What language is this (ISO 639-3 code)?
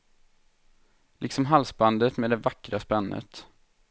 swe